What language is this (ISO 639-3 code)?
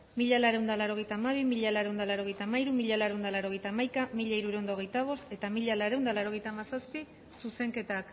eus